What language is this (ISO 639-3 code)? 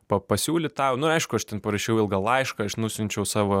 lit